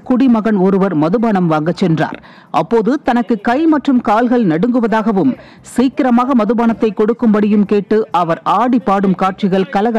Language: Indonesian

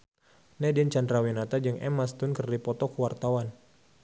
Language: Sundanese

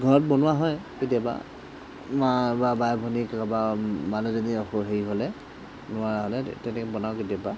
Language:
Assamese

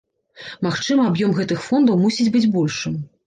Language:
Belarusian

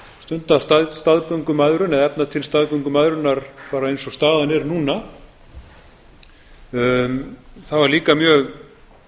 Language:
Icelandic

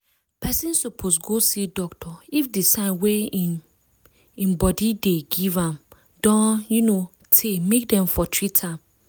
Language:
Nigerian Pidgin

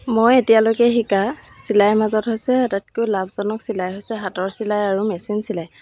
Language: Assamese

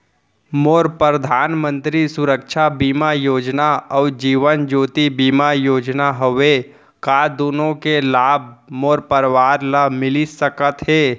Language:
Chhattisgarhi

